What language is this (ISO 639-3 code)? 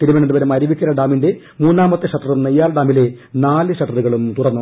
mal